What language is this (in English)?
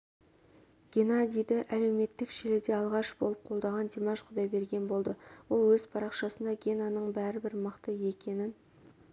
Kazakh